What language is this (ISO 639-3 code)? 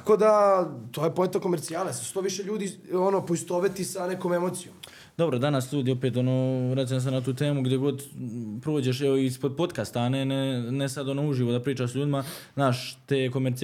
hrv